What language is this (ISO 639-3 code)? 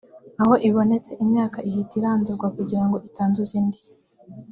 kin